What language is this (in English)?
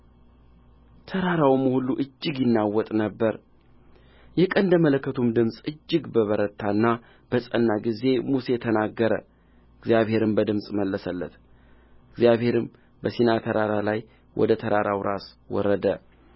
Amharic